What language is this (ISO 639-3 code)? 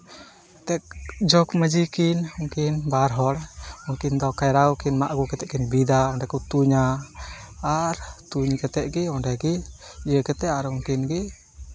sat